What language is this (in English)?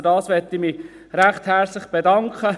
Swiss German